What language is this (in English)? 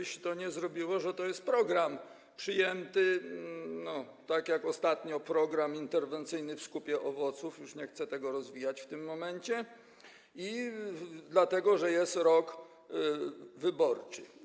Polish